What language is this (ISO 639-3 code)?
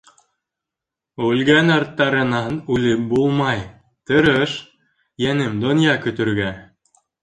bak